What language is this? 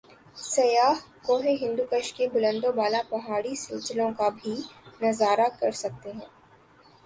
Urdu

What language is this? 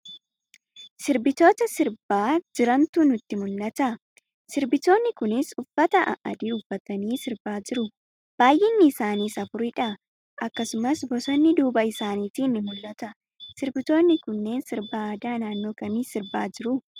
Oromo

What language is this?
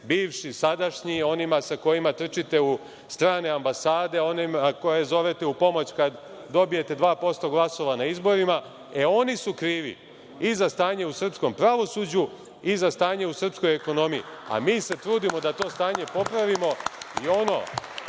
Serbian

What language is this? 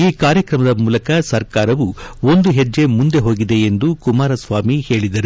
Kannada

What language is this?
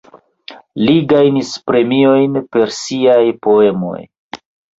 Esperanto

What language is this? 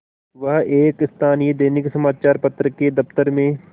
Hindi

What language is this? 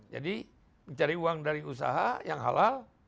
Indonesian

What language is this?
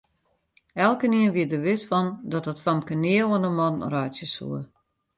Western Frisian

